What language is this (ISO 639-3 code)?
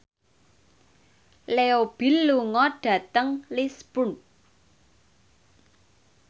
jav